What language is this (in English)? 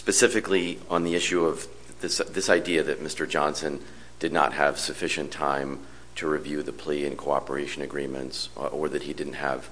English